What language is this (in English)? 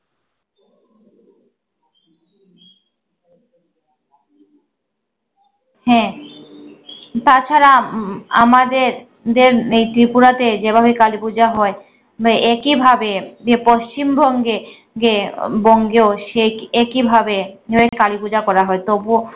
Bangla